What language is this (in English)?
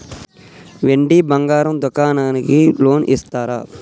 Telugu